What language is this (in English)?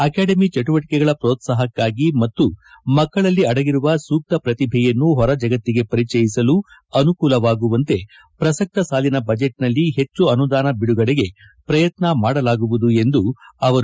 Kannada